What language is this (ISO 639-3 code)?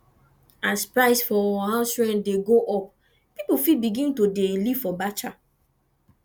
pcm